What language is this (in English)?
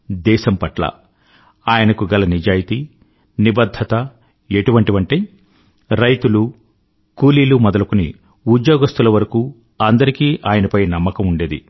Telugu